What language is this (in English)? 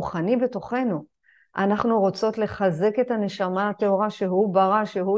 Hebrew